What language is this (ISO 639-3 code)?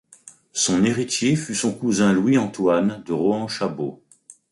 fra